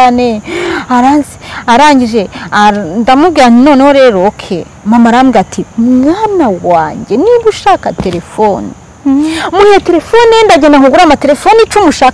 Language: Romanian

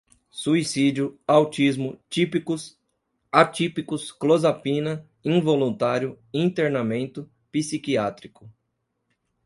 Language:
Portuguese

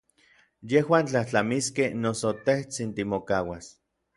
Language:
Orizaba Nahuatl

